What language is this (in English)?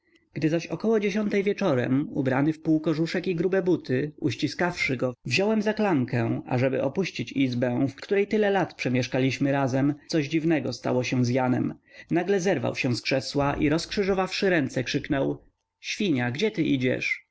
Polish